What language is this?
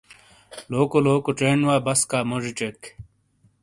Shina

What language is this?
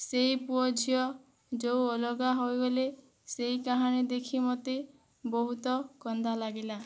Odia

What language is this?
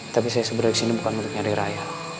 Indonesian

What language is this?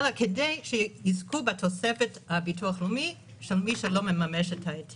Hebrew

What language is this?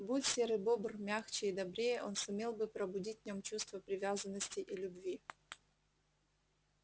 Russian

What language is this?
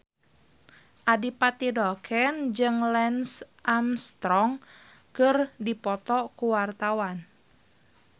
Sundanese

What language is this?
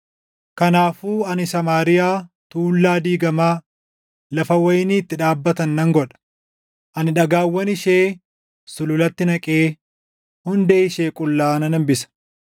Oromo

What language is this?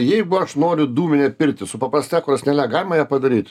Lithuanian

